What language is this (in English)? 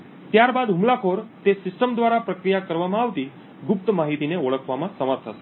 Gujarati